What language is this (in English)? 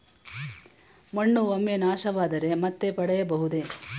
Kannada